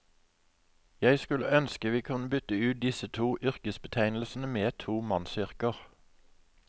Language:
Norwegian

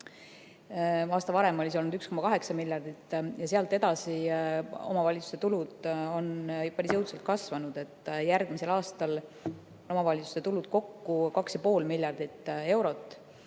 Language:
Estonian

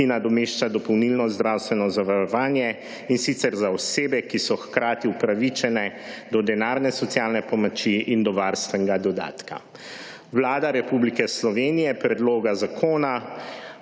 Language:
Slovenian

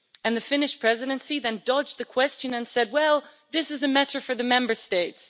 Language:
English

